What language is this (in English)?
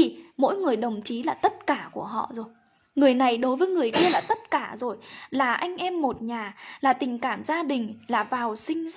Vietnamese